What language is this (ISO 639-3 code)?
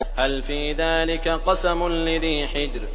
ara